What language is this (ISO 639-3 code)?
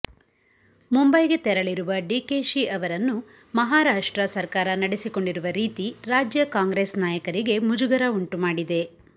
kan